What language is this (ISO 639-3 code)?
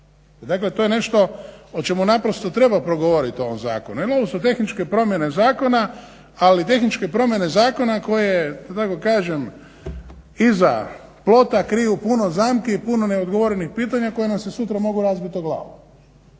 hrv